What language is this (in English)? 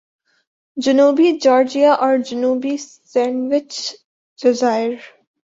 Urdu